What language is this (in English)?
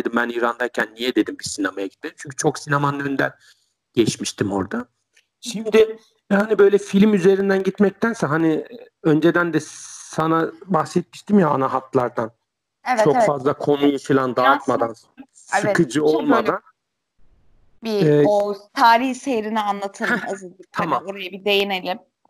Turkish